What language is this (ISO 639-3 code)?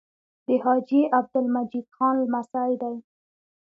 pus